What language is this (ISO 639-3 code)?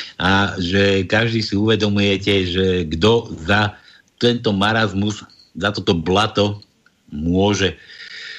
slk